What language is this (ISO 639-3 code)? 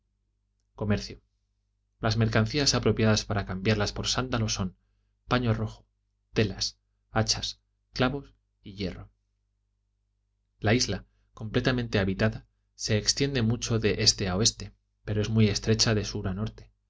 spa